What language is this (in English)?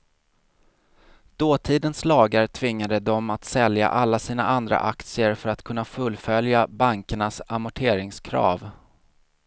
Swedish